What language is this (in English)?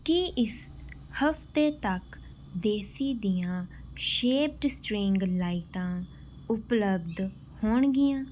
Punjabi